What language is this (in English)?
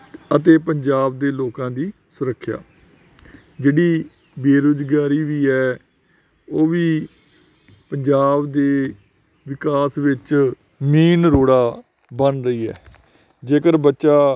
Punjabi